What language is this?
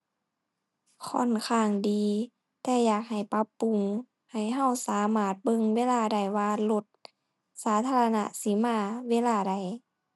Thai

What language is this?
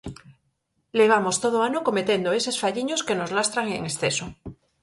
Galician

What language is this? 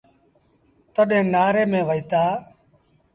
Sindhi Bhil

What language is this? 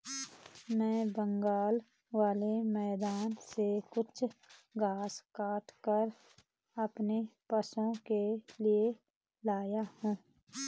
Hindi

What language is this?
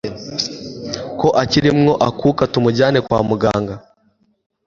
Kinyarwanda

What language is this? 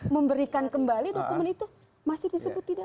Indonesian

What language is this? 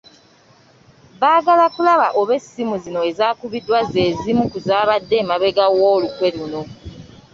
Ganda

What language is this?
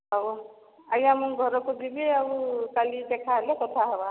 Odia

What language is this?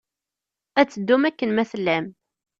Kabyle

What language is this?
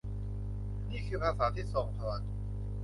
Thai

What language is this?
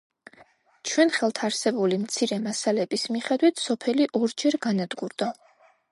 Georgian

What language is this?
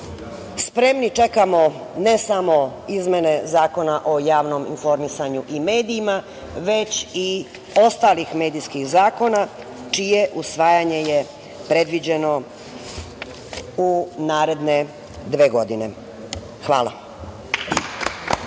Serbian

